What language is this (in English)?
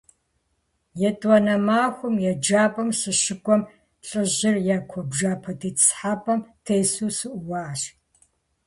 Kabardian